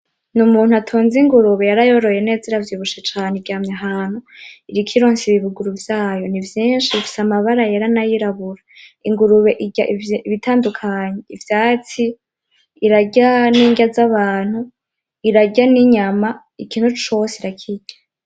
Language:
Rundi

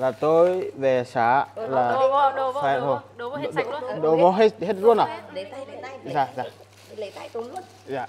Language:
Vietnamese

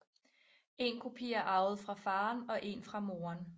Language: Danish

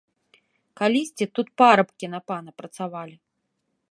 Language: Belarusian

